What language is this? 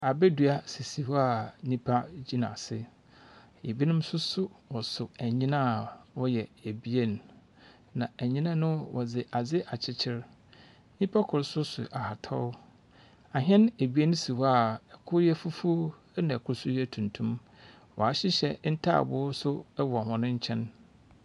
Akan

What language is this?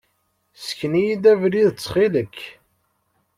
Kabyle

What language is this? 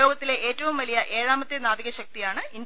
Malayalam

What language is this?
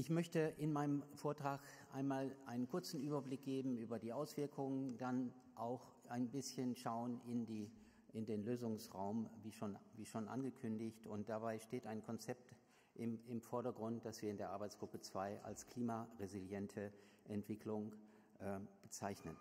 German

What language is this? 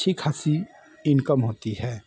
Hindi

